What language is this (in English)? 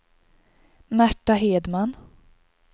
Swedish